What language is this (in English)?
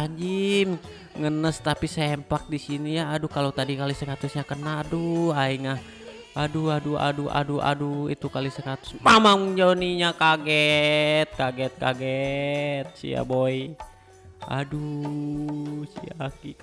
Indonesian